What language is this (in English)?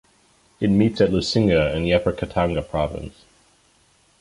English